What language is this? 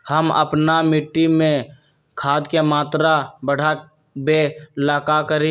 Magahi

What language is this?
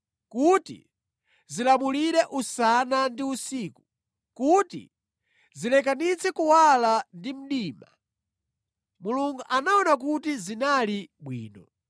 Nyanja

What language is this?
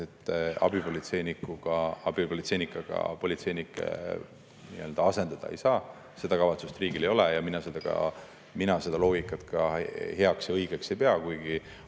Estonian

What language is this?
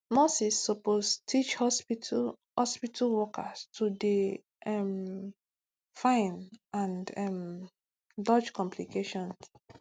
Nigerian Pidgin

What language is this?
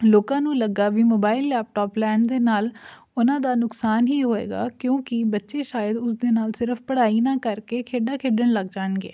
Punjabi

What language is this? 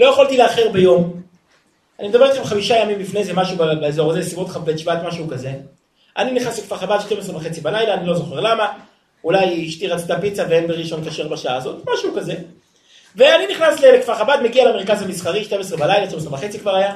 Hebrew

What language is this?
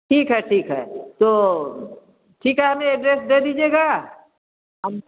Hindi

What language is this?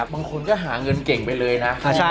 Thai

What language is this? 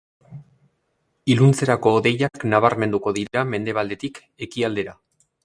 Basque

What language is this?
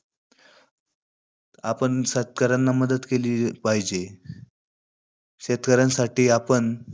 Marathi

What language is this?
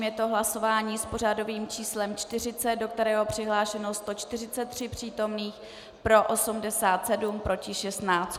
Czech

